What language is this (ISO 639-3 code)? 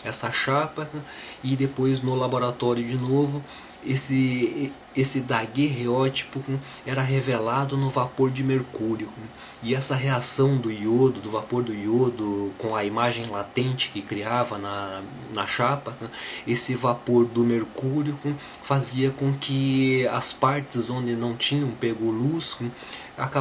por